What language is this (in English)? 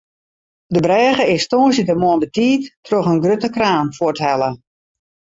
Western Frisian